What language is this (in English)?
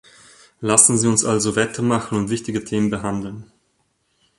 German